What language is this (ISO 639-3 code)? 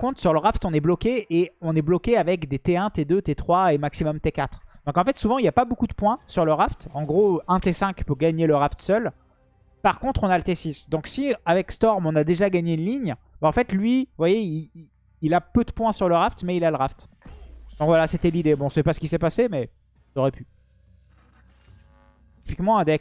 fra